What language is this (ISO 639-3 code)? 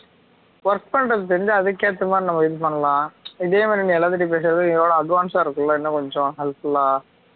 tam